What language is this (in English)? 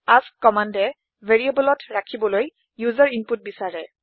Assamese